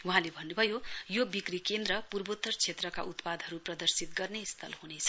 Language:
Nepali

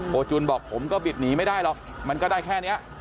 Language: Thai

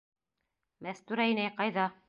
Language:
Bashkir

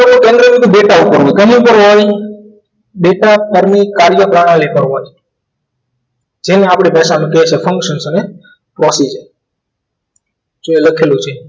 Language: Gujarati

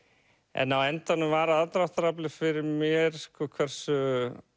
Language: Icelandic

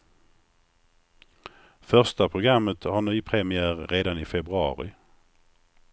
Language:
Swedish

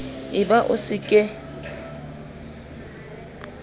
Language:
Southern Sotho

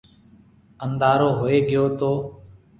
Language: Marwari (Pakistan)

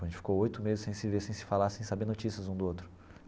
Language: Portuguese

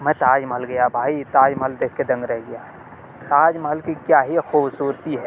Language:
Urdu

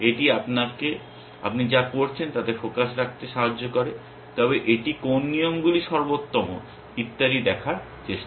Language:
Bangla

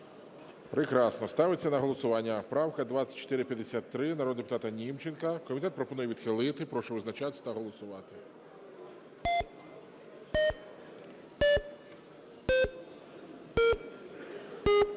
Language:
Ukrainian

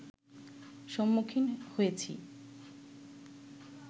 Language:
Bangla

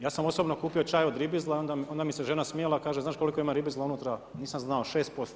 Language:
Croatian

